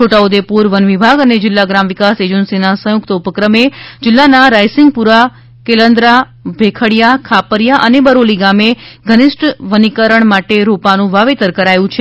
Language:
Gujarati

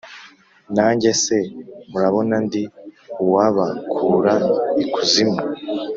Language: Kinyarwanda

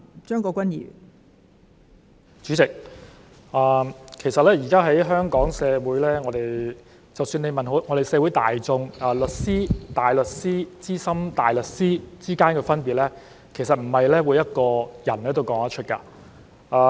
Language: Cantonese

